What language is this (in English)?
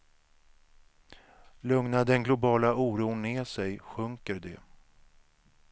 Swedish